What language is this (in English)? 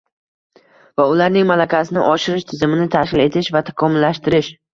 Uzbek